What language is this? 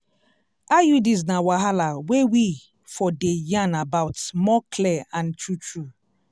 Nigerian Pidgin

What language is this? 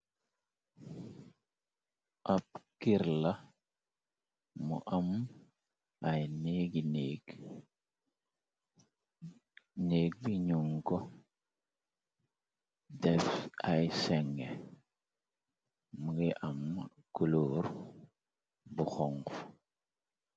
Wolof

